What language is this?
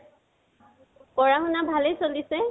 Assamese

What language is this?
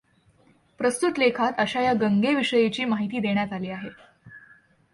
Marathi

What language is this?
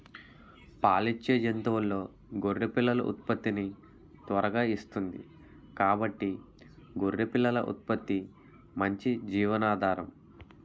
Telugu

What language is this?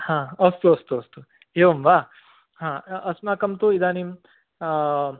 Sanskrit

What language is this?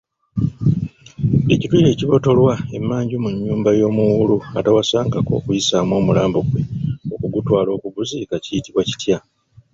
Ganda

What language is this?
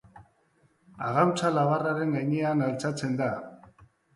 Basque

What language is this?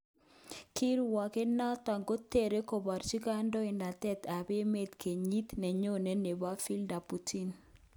Kalenjin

